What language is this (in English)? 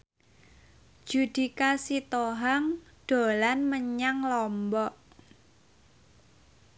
Javanese